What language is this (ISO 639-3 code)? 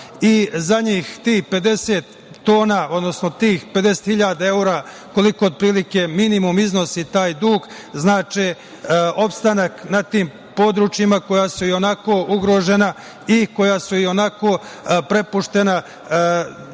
srp